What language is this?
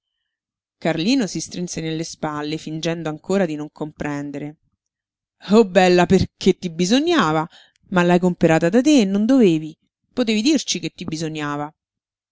Italian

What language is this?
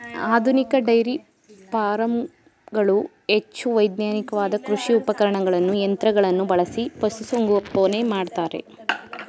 Kannada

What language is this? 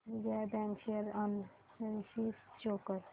Marathi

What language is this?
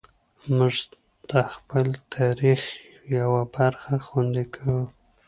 Pashto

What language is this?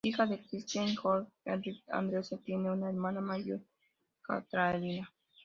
Spanish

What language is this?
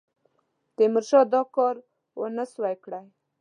Pashto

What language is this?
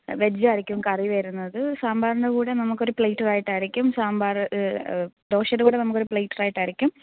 Malayalam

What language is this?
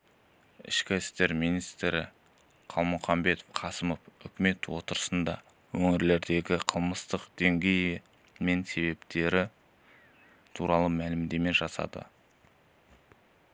Kazakh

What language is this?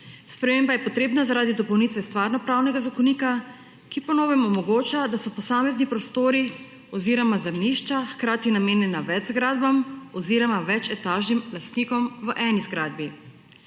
Slovenian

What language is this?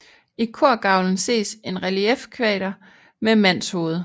Danish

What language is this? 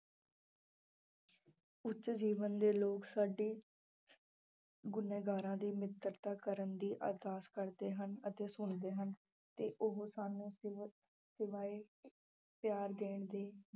Punjabi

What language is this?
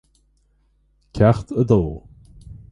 Irish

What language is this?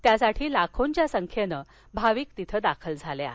Marathi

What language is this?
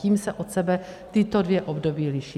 Czech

